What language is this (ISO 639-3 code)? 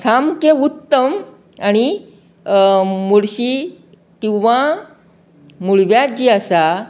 kok